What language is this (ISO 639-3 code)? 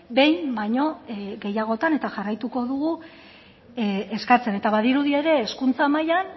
eus